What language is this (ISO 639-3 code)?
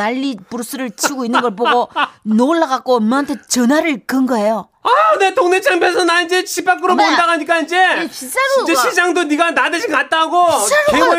kor